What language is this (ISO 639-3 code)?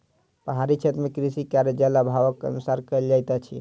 mai